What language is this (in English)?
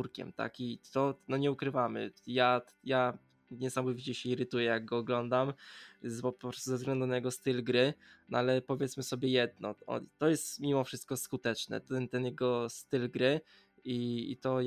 Polish